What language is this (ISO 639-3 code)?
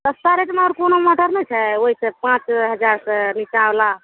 mai